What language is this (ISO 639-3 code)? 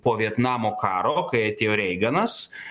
lit